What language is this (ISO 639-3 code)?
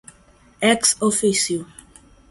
por